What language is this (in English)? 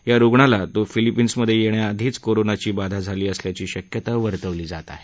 Marathi